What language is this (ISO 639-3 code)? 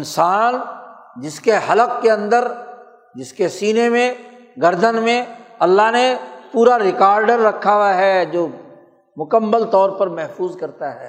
urd